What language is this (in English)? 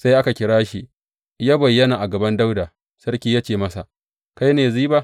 Hausa